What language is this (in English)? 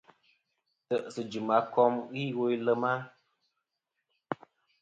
Kom